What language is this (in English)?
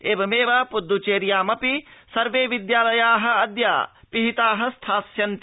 Sanskrit